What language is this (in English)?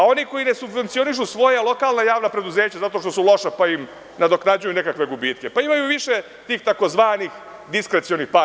Serbian